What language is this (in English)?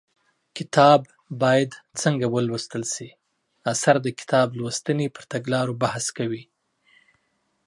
Pashto